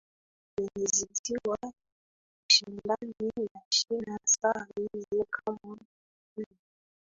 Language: Swahili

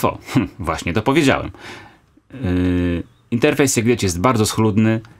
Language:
Polish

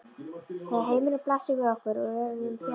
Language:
Icelandic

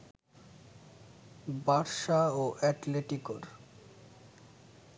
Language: Bangla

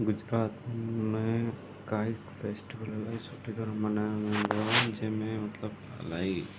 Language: Sindhi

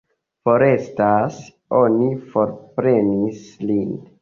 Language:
Esperanto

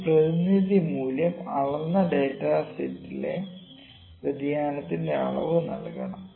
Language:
Malayalam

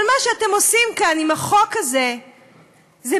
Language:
Hebrew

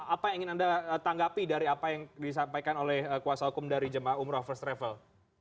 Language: Indonesian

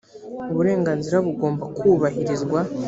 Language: Kinyarwanda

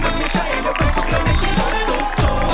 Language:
Thai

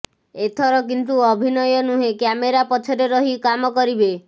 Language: Odia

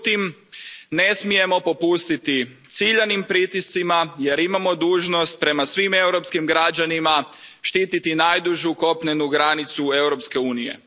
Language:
Croatian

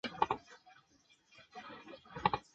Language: Chinese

